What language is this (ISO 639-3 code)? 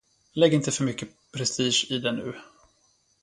swe